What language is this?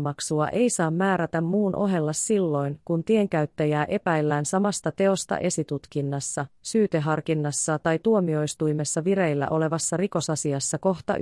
Finnish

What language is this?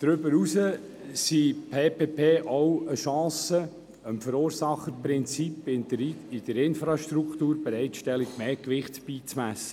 Swiss German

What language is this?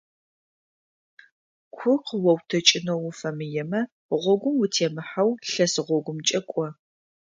Adyghe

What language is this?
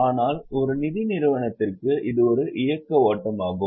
Tamil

